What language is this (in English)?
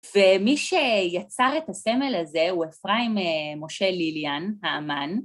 Hebrew